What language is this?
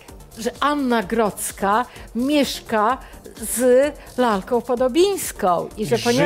Polish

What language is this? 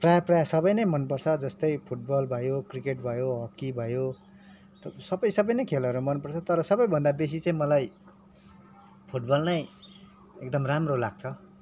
Nepali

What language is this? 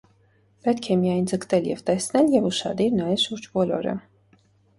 Armenian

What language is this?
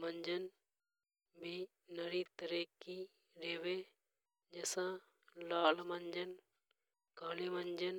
Hadothi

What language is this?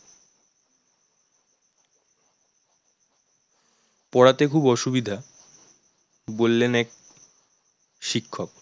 Bangla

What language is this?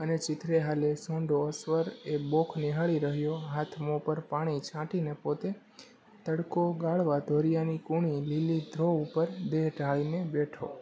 Gujarati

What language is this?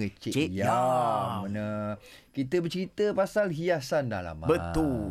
Malay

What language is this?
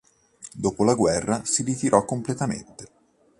Italian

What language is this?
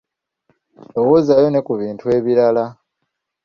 Ganda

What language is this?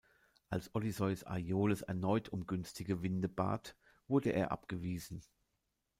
German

